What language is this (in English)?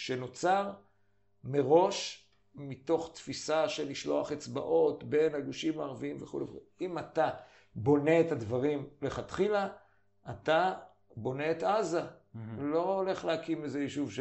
Hebrew